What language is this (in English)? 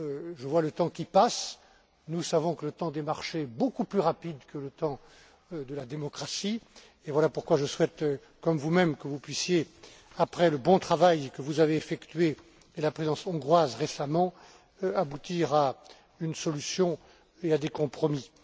French